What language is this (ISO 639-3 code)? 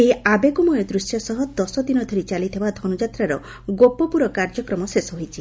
ori